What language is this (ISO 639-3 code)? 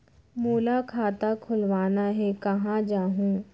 hne